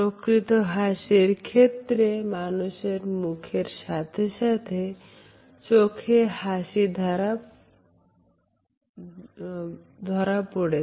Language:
Bangla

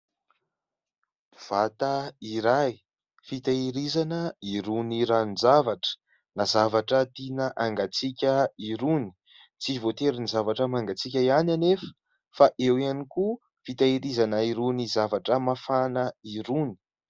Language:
Malagasy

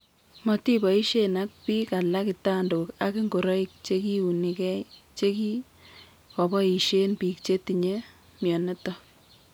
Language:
Kalenjin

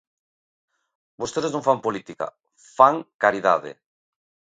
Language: Galician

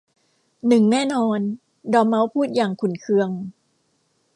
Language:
Thai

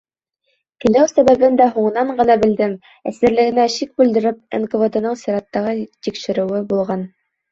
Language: Bashkir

